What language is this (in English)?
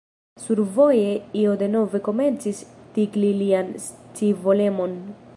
Esperanto